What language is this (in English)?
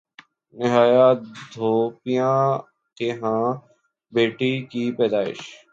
Urdu